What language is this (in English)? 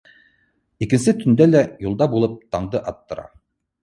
Bashkir